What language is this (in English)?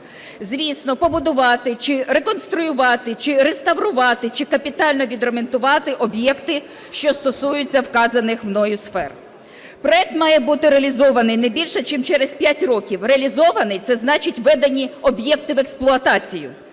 Ukrainian